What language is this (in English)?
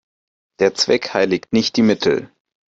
German